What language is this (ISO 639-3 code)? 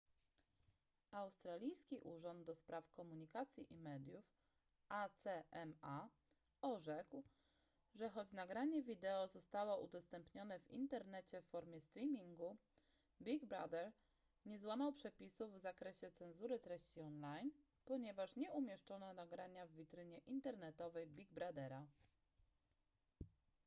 pol